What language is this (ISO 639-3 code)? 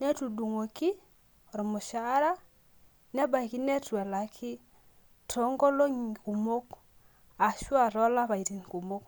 mas